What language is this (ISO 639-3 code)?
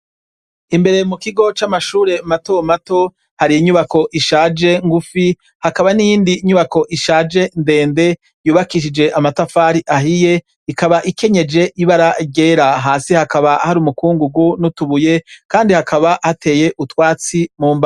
run